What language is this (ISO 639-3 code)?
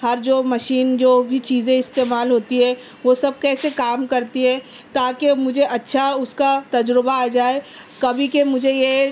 urd